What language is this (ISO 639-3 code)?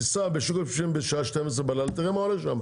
heb